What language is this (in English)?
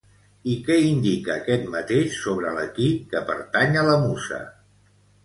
Catalan